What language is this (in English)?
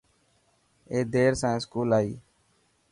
Dhatki